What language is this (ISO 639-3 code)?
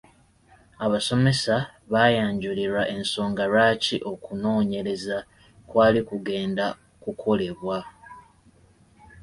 lug